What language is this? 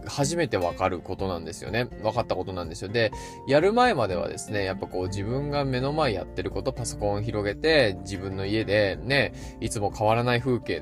Japanese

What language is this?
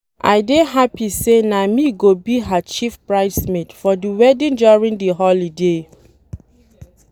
Nigerian Pidgin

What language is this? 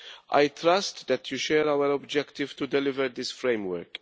English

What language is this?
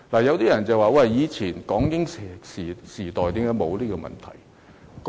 Cantonese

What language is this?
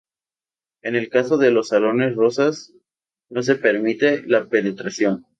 Spanish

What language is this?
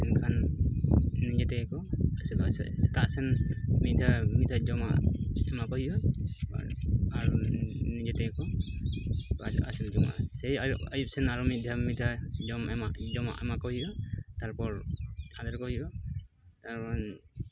Santali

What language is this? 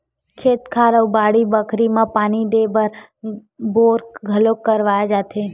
Chhattisgarhi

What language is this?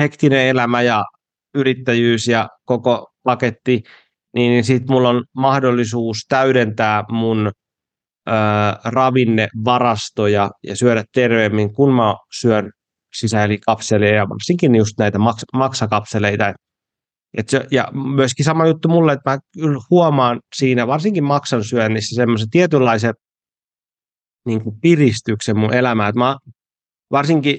Finnish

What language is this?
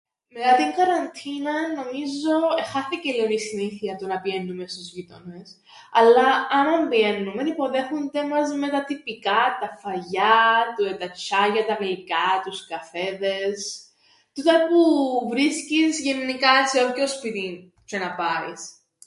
Greek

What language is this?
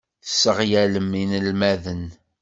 Kabyle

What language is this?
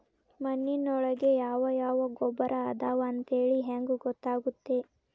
Kannada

